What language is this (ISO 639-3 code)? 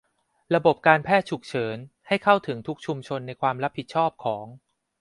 tha